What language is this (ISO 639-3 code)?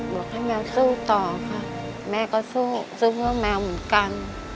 tha